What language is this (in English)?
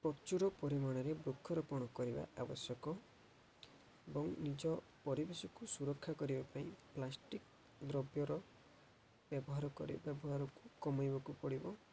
Odia